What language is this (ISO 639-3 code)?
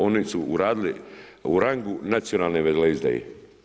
hrv